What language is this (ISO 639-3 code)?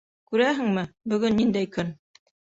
bak